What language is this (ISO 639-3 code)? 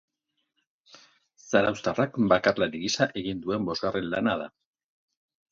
eus